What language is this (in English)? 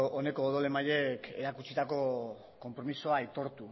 Basque